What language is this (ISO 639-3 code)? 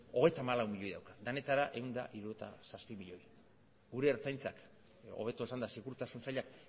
eus